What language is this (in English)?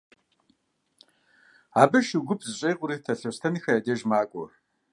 Kabardian